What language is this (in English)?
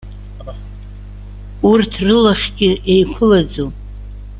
Abkhazian